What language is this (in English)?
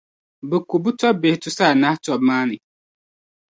Dagbani